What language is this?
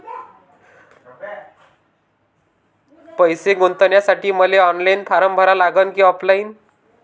Marathi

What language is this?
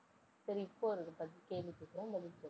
Tamil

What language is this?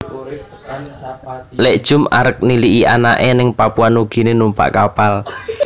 Javanese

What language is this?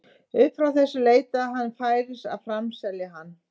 Icelandic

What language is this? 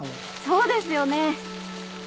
Japanese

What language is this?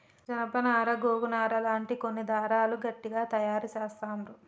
Telugu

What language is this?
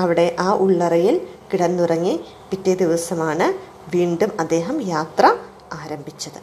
Malayalam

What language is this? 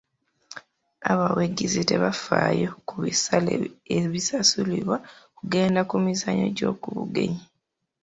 Ganda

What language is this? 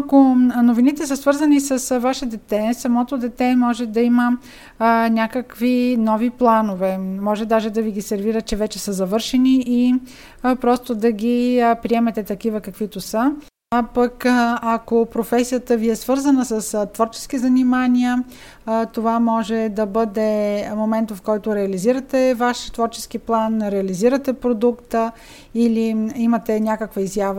Bulgarian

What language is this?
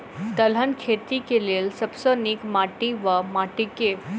Maithili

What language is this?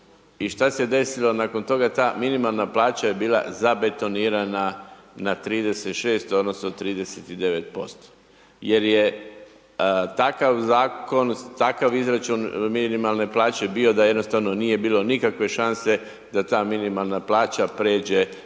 Croatian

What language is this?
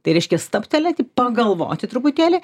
Lithuanian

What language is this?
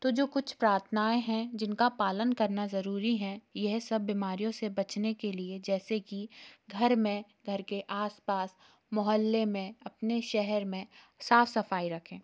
Hindi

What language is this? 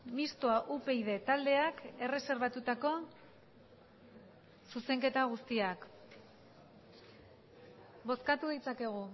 Basque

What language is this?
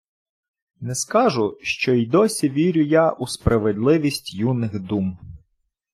Ukrainian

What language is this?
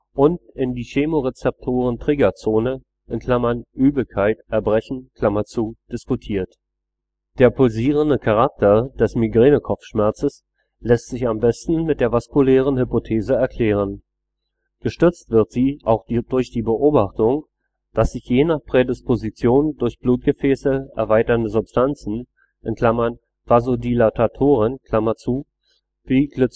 German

